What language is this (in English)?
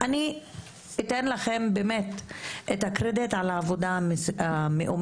Hebrew